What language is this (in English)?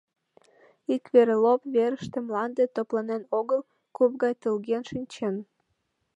Mari